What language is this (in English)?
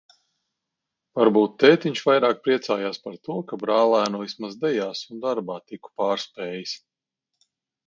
Latvian